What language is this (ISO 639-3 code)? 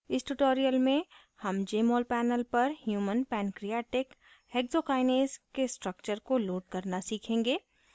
hin